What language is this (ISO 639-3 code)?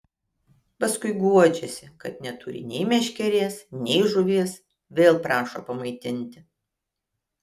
lit